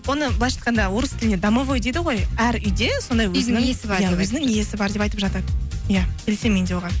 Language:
Kazakh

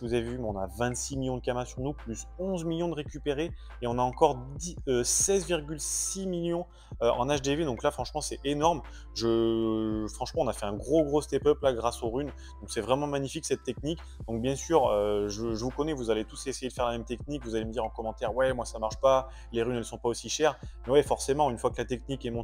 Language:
French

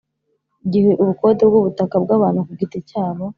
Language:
Kinyarwanda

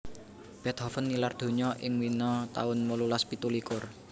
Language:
Javanese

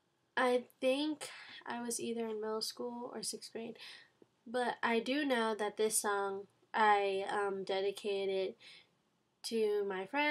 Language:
English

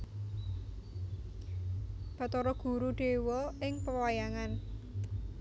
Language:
Javanese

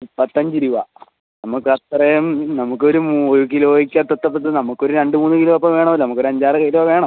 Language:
Malayalam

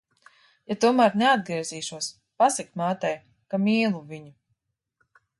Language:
Latvian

